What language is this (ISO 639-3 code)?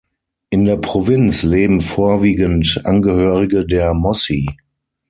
deu